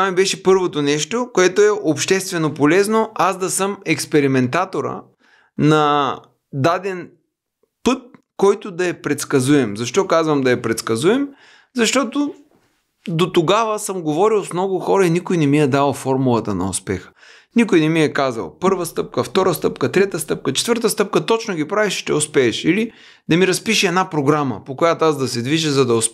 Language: Bulgarian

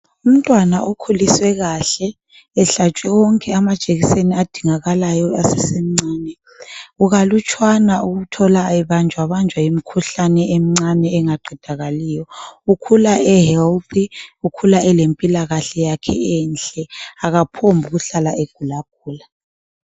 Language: North Ndebele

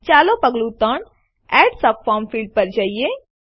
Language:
Gujarati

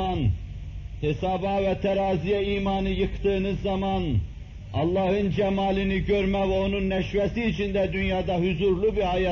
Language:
Turkish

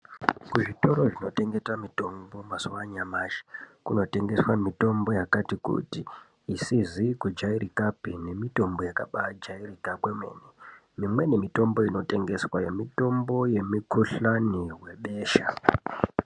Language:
Ndau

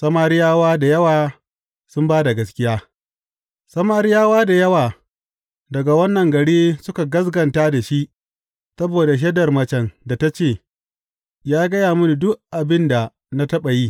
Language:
Hausa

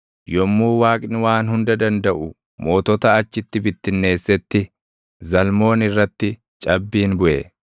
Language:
Oromo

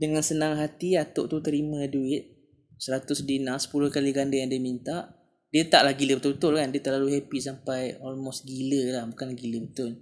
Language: Malay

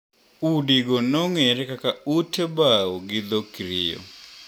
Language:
Luo (Kenya and Tanzania)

